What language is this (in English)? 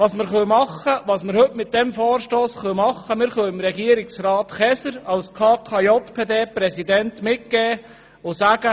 Swiss German